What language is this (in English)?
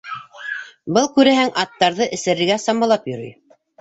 Bashkir